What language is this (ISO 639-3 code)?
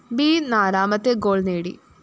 mal